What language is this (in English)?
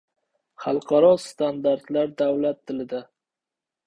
Uzbek